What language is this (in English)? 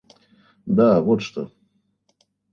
Russian